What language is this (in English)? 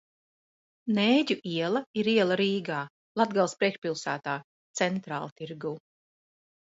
Latvian